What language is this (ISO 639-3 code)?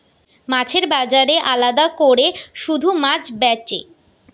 ben